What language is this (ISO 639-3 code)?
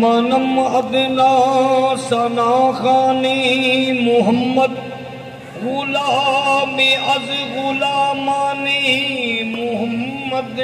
ara